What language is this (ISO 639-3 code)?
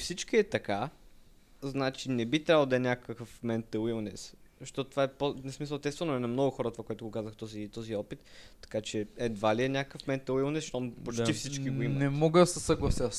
bul